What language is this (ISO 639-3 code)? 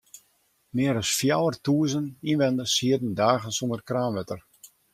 fry